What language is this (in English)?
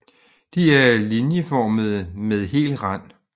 Danish